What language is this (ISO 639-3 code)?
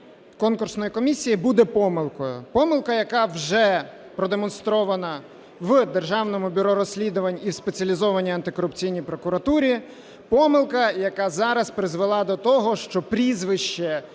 ukr